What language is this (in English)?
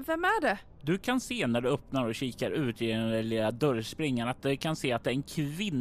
Swedish